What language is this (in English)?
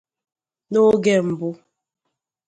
Igbo